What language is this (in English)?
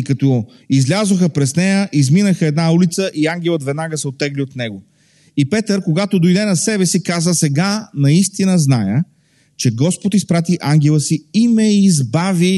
Bulgarian